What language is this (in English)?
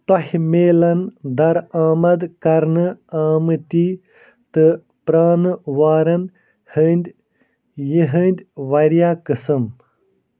Kashmiri